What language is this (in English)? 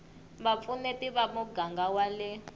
Tsonga